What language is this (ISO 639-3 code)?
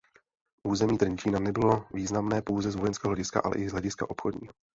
ces